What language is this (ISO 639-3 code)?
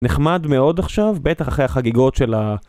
heb